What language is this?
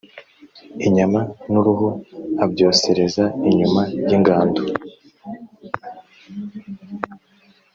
Kinyarwanda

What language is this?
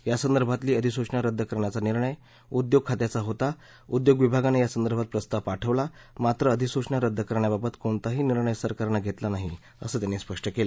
Marathi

